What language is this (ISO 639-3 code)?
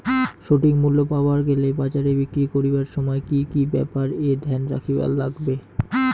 ben